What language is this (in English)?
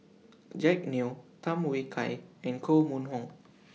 English